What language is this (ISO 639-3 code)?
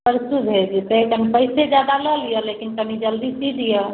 mai